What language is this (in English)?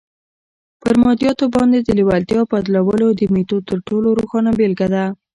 Pashto